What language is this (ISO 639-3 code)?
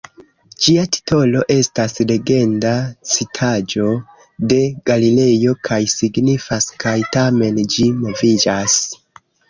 epo